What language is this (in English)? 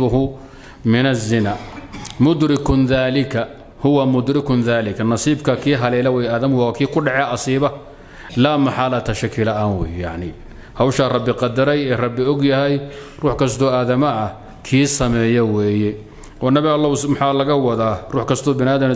Arabic